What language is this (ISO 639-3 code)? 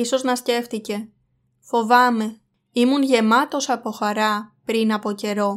ell